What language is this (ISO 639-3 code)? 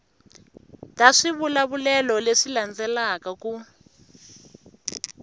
tso